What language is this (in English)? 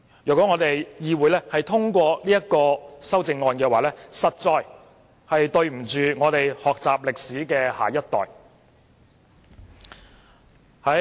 Cantonese